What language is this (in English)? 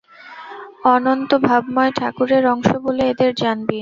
Bangla